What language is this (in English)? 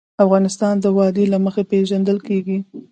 Pashto